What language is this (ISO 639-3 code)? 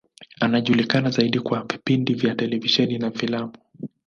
swa